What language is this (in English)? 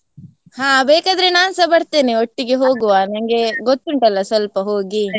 Kannada